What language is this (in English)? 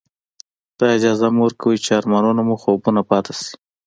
Pashto